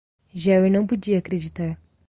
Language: Portuguese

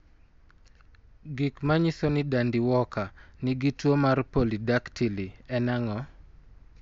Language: Luo (Kenya and Tanzania)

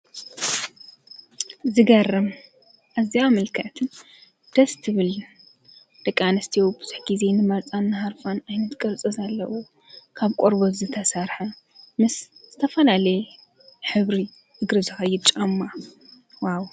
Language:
Tigrinya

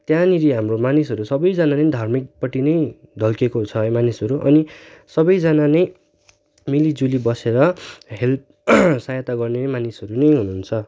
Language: Nepali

